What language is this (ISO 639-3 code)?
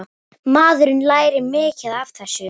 isl